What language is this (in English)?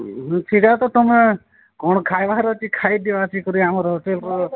Odia